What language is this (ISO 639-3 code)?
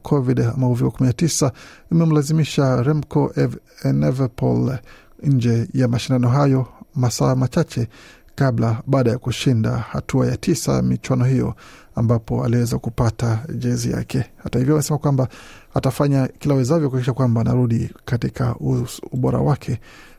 swa